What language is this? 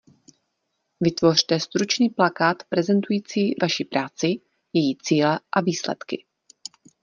Czech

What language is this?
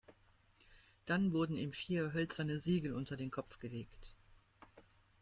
German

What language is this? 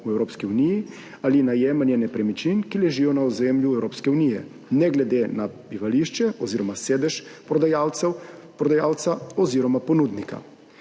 Slovenian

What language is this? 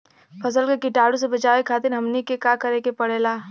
Bhojpuri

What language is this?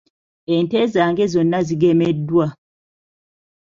Ganda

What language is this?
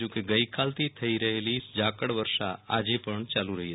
Gujarati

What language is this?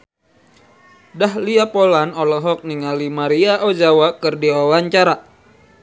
Sundanese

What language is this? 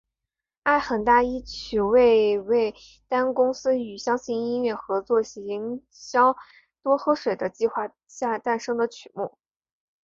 Chinese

